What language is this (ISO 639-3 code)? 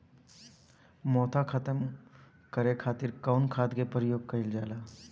bho